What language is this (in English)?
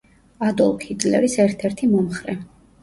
Georgian